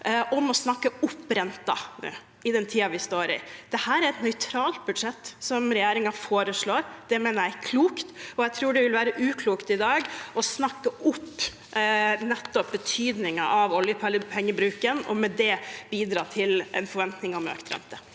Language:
Norwegian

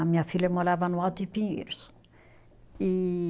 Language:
Portuguese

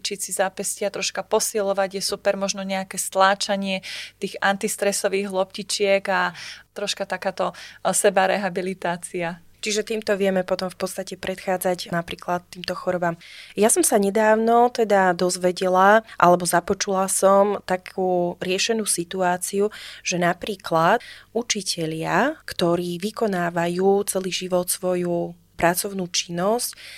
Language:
Slovak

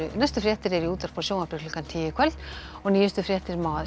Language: Icelandic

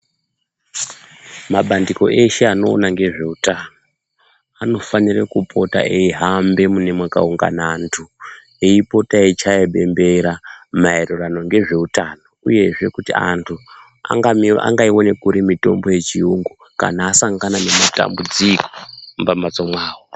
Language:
Ndau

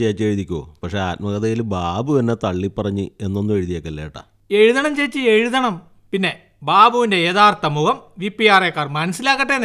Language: Malayalam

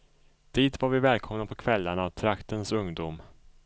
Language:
Swedish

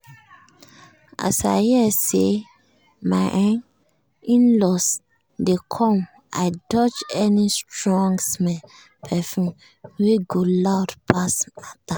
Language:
Nigerian Pidgin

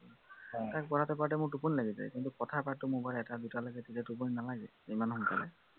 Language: Assamese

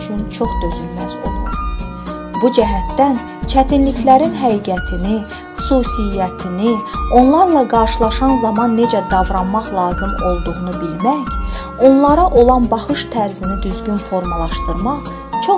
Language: Turkish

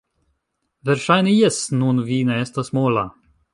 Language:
Esperanto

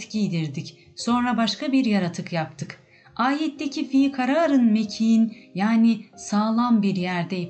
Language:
Turkish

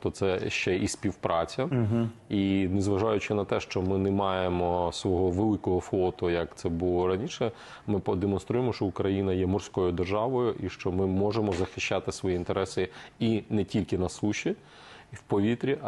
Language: Ukrainian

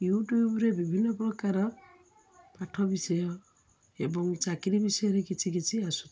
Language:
Odia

